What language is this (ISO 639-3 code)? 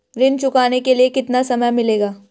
hin